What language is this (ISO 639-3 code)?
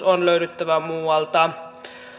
fin